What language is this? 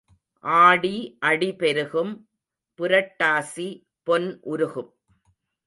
Tamil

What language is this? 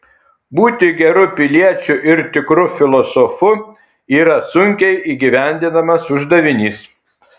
Lithuanian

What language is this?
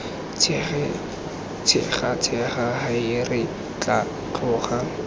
Tswana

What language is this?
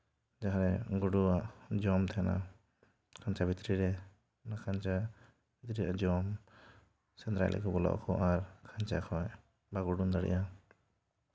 Santali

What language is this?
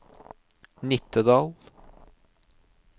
Norwegian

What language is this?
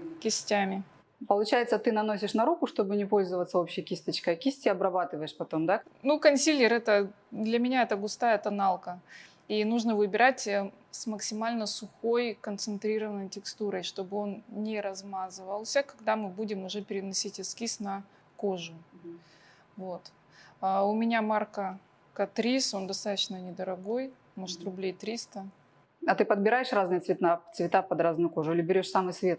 Russian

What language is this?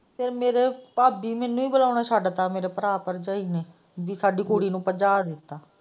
Punjabi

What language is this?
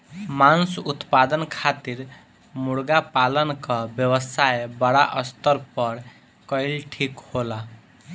Bhojpuri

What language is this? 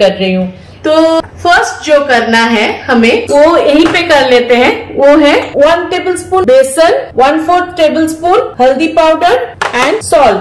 Hindi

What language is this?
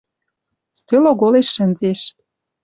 Western Mari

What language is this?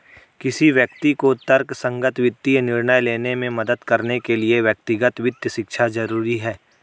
Hindi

